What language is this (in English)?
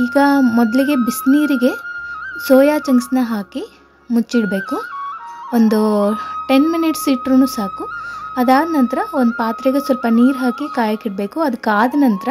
Kannada